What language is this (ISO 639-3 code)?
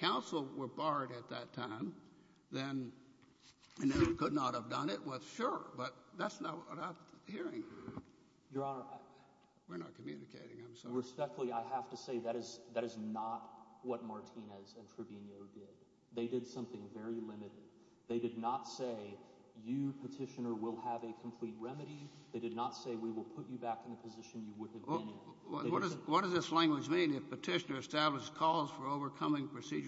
eng